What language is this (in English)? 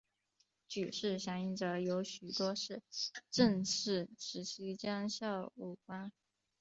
Chinese